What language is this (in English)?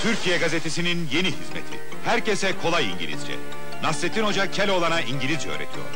Turkish